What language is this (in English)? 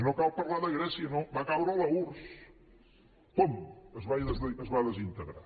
Catalan